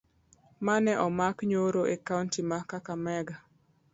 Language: Luo (Kenya and Tanzania)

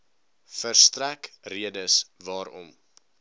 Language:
Afrikaans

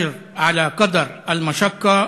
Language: Hebrew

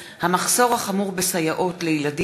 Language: Hebrew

